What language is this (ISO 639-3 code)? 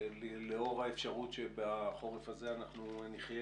heb